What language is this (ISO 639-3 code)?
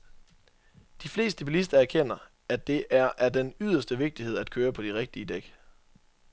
dan